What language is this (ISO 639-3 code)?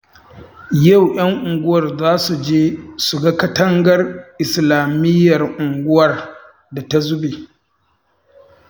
hau